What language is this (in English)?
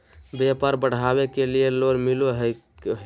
Magahi